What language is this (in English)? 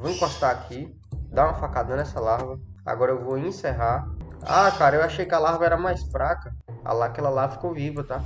Portuguese